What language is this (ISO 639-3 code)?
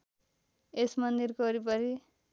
nep